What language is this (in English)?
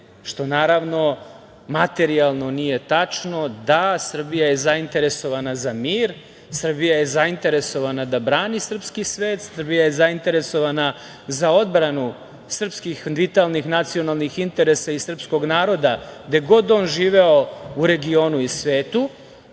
Serbian